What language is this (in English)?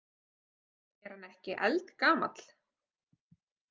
Icelandic